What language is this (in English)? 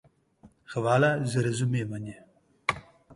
Slovenian